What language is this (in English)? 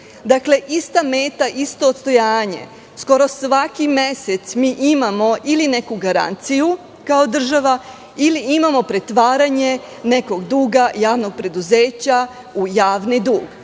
Serbian